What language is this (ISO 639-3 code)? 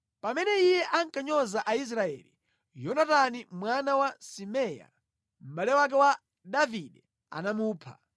nya